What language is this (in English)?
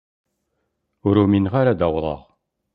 Kabyle